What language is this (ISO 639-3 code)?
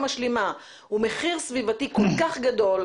heb